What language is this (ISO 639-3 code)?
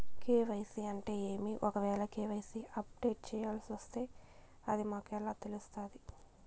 tel